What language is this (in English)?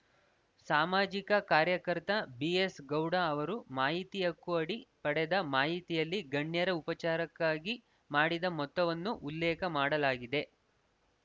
Kannada